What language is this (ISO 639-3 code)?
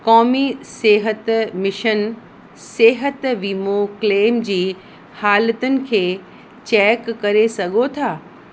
snd